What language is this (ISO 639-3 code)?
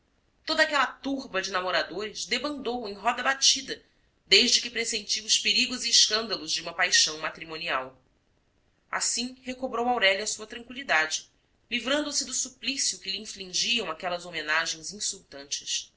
por